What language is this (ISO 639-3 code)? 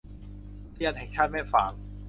tha